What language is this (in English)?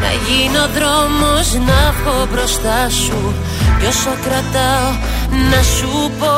Greek